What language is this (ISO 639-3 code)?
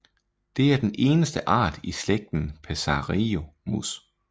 dan